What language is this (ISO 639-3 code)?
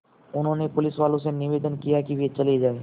hin